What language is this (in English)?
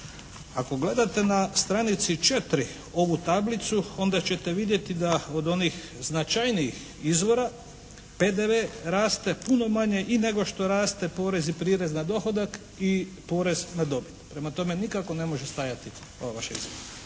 Croatian